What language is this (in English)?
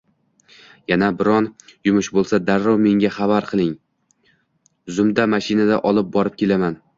Uzbek